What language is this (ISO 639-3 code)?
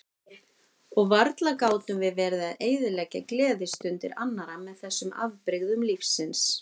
isl